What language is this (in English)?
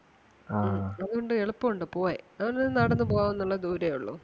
Malayalam